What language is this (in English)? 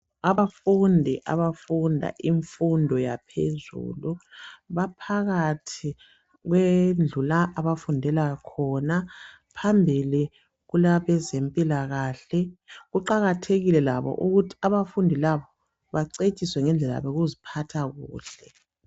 North Ndebele